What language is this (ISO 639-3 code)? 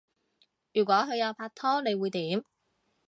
yue